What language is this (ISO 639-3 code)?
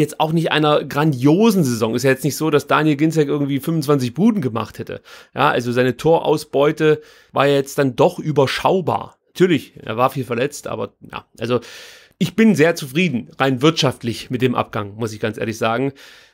deu